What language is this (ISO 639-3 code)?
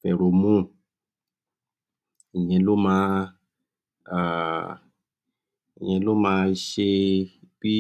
yor